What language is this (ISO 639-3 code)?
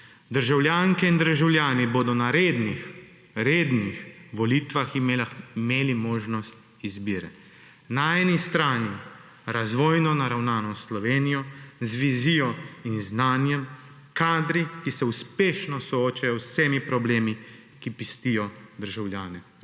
slv